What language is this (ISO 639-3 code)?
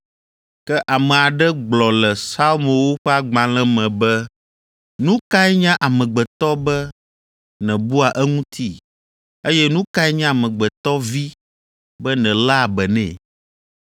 ewe